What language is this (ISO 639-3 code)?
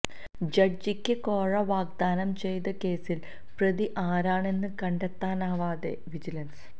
mal